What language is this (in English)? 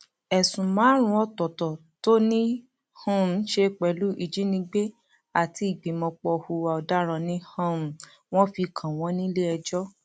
Yoruba